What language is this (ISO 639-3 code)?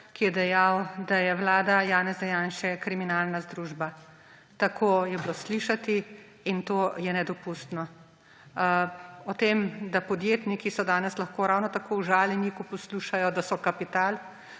slv